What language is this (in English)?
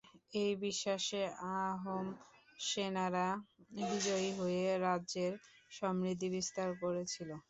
Bangla